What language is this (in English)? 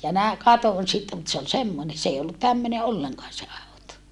Finnish